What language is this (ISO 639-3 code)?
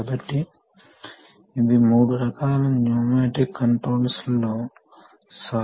tel